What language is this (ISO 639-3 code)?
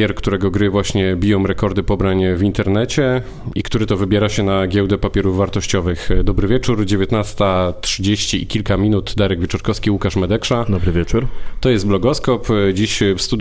pol